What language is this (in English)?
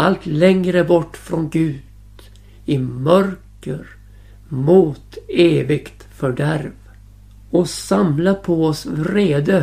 Swedish